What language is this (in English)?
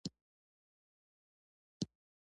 Pashto